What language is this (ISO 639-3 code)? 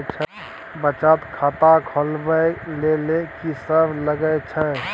mai